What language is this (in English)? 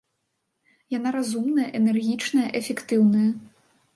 Belarusian